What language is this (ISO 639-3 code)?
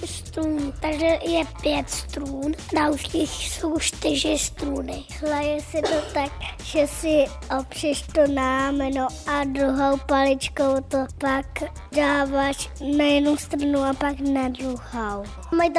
ces